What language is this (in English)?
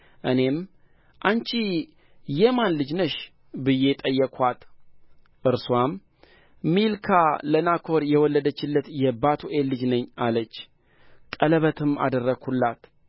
Amharic